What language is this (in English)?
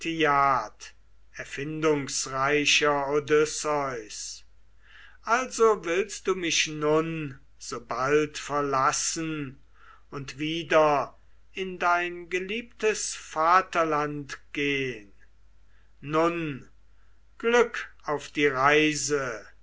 German